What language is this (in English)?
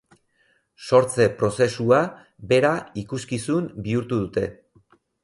Basque